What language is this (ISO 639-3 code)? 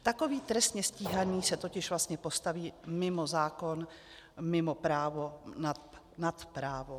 ces